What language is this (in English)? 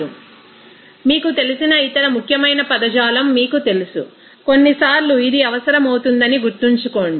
Telugu